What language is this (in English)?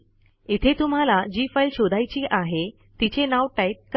Marathi